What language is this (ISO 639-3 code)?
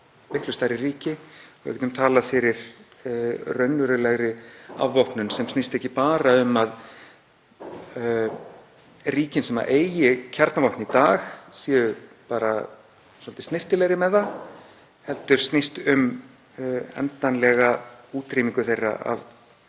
isl